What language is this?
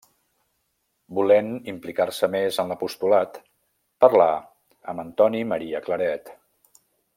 Catalan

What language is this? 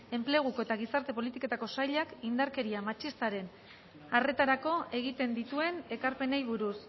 Basque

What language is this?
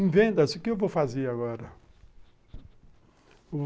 Portuguese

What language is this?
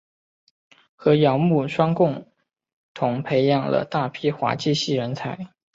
Chinese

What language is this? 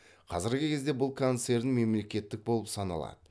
Kazakh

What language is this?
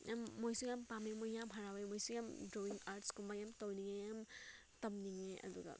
Manipuri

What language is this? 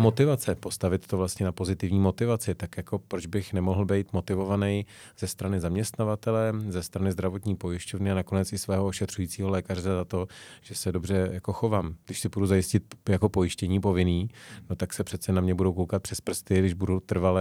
Czech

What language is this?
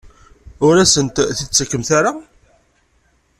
Kabyle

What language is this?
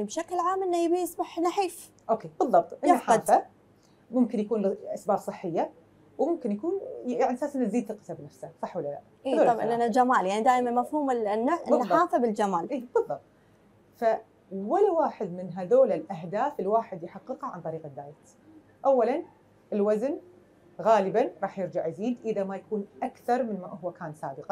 Arabic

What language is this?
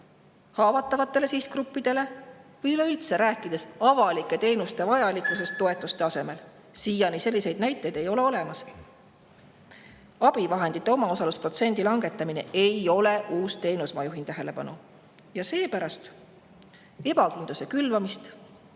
Estonian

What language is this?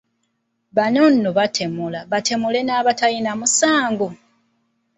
Ganda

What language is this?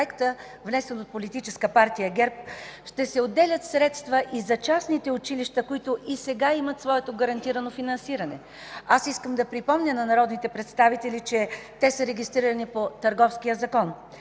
Bulgarian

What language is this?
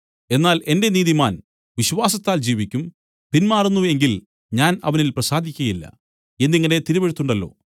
Malayalam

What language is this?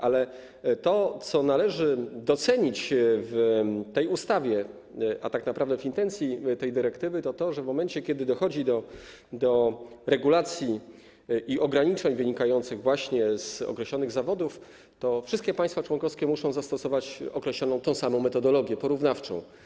Polish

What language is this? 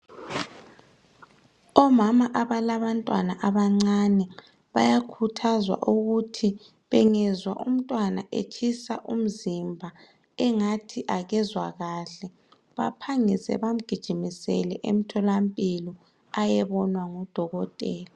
North Ndebele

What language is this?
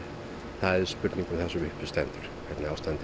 Icelandic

